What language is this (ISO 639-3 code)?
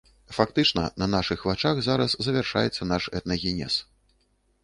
bel